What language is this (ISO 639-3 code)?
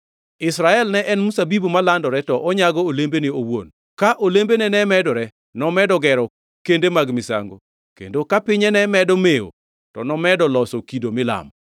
luo